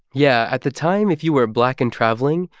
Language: English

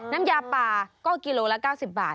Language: Thai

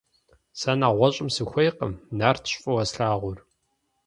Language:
Kabardian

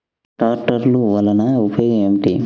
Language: Telugu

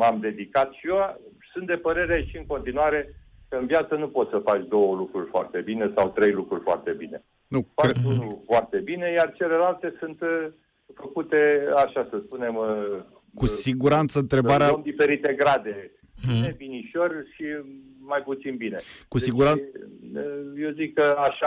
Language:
Romanian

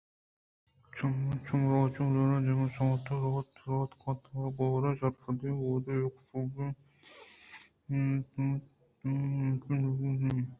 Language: Eastern Balochi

